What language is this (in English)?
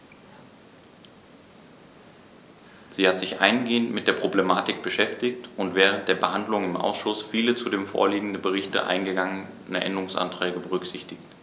German